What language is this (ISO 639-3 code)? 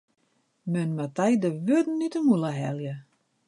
fry